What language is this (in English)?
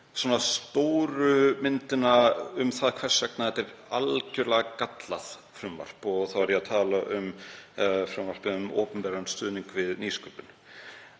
Icelandic